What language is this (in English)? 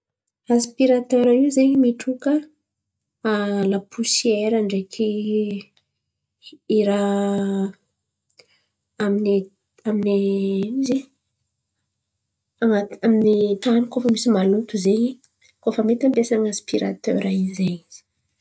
Antankarana Malagasy